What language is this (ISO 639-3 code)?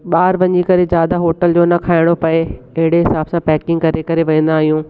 snd